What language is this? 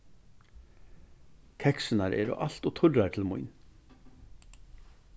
Faroese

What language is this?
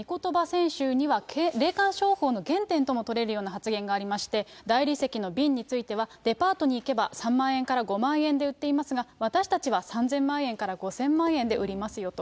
Japanese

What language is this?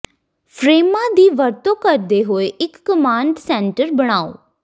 Punjabi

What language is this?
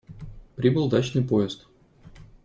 Russian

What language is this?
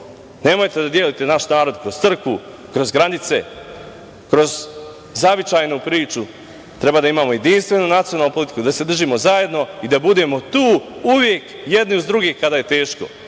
Serbian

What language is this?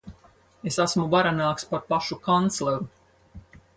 Latvian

